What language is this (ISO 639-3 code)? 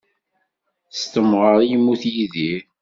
kab